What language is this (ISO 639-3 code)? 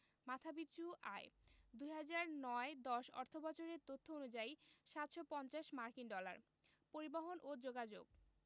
ben